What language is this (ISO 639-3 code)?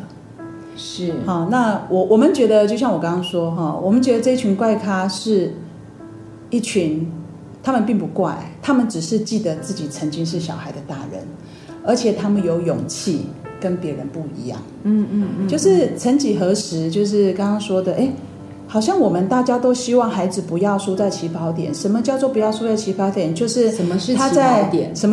zho